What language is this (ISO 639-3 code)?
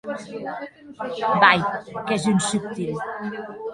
oci